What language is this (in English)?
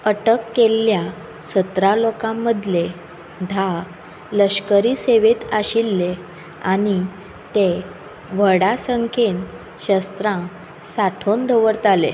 Konkani